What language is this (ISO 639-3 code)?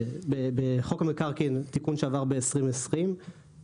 heb